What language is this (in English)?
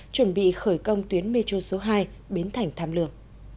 Vietnamese